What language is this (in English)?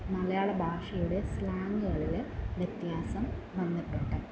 Malayalam